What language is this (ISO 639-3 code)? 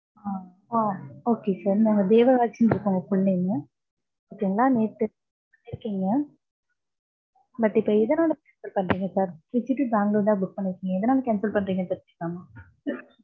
tam